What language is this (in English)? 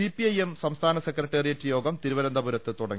Malayalam